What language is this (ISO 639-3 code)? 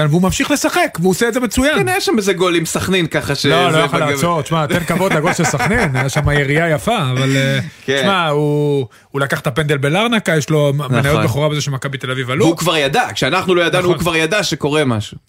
heb